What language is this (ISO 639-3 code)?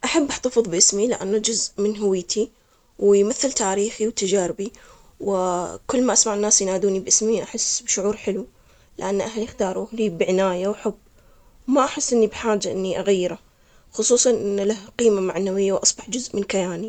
acx